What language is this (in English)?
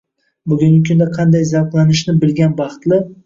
Uzbek